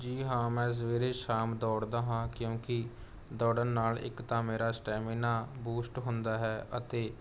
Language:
Punjabi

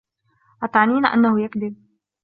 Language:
Arabic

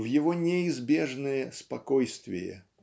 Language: Russian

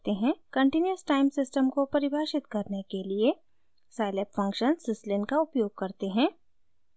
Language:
Hindi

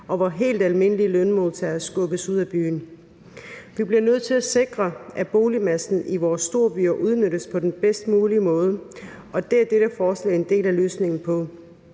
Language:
Danish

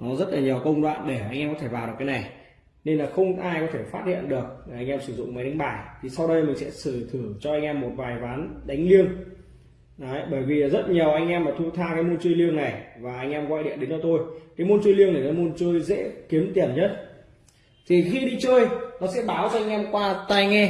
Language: Vietnamese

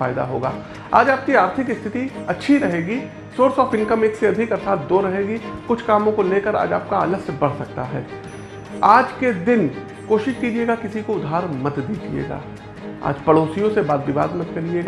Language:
Hindi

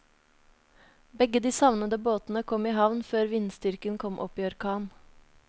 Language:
Norwegian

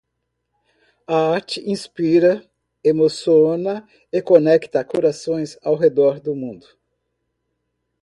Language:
Portuguese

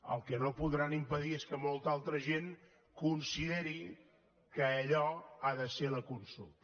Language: Catalan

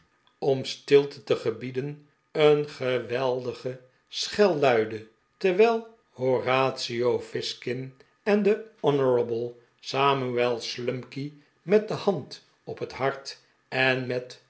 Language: Dutch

